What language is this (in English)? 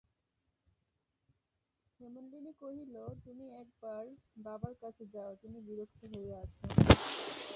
Bangla